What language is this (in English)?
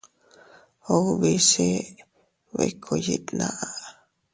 Teutila Cuicatec